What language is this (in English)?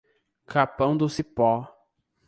Portuguese